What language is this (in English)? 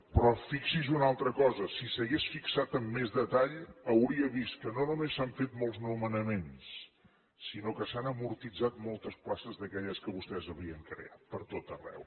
Catalan